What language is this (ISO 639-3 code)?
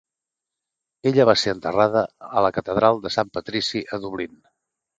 cat